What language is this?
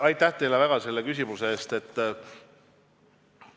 Estonian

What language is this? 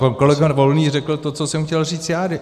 Czech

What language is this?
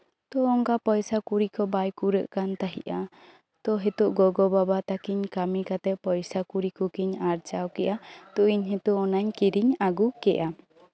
Santali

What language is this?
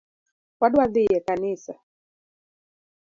Luo (Kenya and Tanzania)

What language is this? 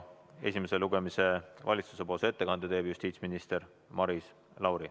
Estonian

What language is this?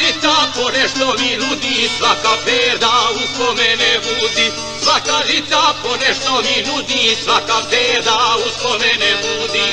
Romanian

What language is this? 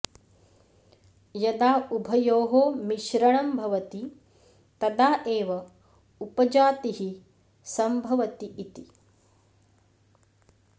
Sanskrit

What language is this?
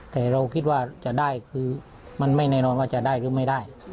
Thai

